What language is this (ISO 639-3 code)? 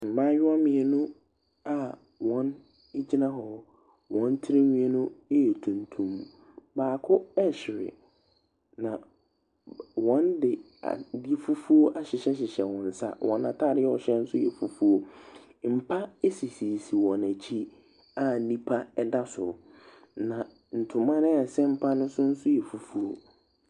aka